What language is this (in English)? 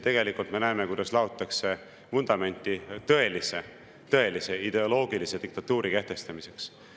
Estonian